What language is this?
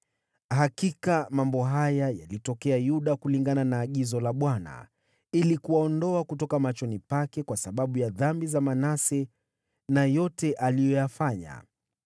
Swahili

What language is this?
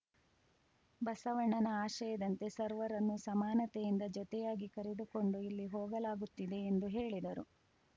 Kannada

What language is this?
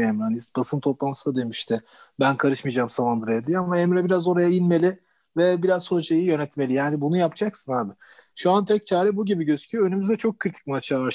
Turkish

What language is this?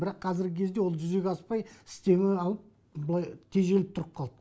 Kazakh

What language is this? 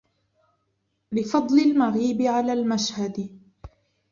Arabic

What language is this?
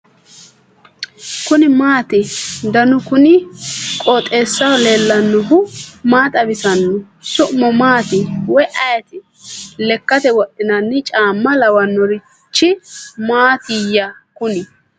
Sidamo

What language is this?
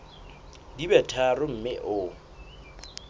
Southern Sotho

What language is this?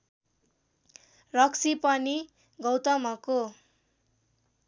Nepali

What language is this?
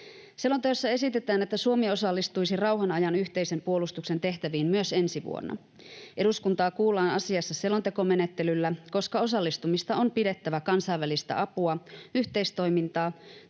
Finnish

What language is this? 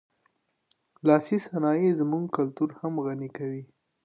Pashto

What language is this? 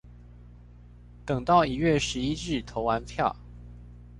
Chinese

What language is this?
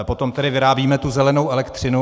Czech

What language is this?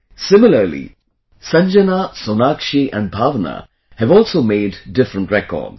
English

